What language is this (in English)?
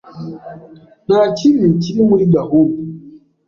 Kinyarwanda